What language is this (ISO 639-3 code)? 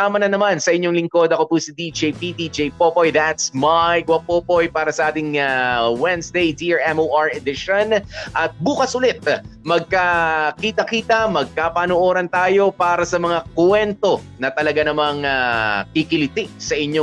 fil